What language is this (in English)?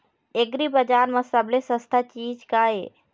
Chhattisgarhi